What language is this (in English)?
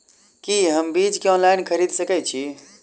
Maithili